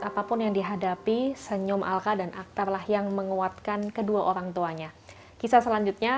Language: Indonesian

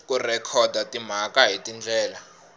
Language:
Tsonga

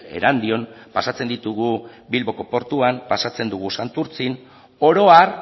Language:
Basque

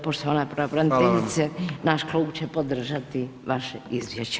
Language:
Croatian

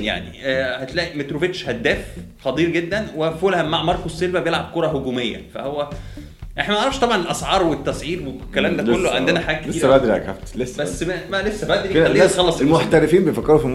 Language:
Arabic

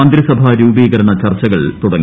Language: Malayalam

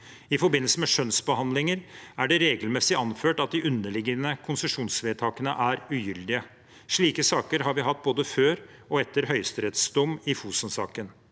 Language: Norwegian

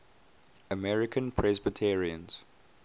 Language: English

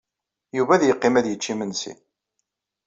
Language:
Kabyle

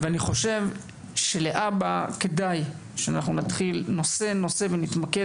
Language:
Hebrew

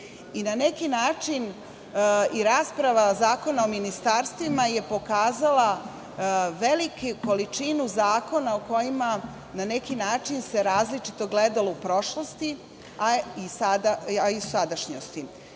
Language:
Serbian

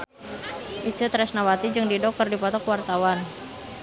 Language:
Sundanese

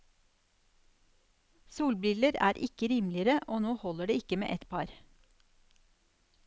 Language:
Norwegian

